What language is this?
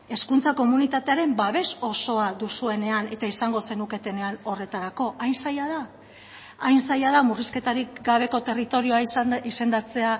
Basque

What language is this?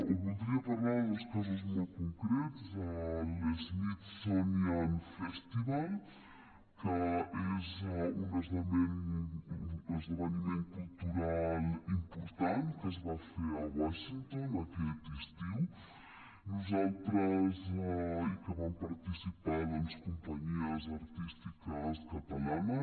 Catalan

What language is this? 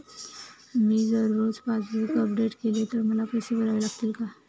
Marathi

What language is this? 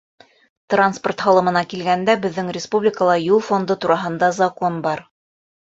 Bashkir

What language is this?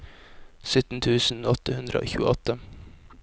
Norwegian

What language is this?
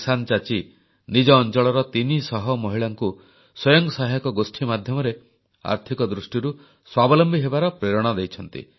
Odia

